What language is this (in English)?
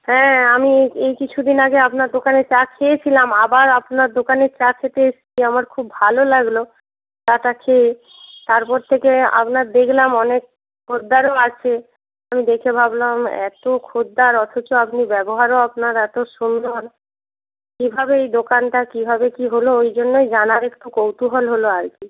Bangla